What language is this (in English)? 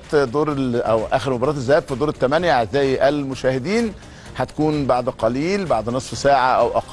Arabic